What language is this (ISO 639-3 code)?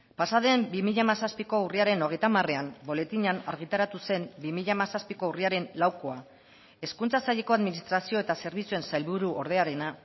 eus